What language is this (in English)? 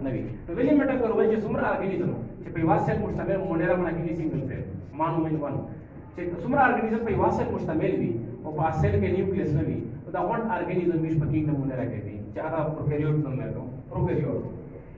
Indonesian